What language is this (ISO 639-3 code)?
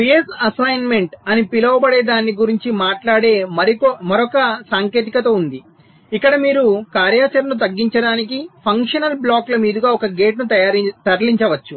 tel